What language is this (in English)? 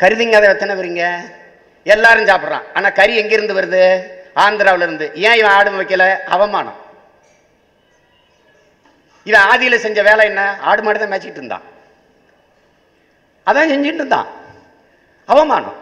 Tamil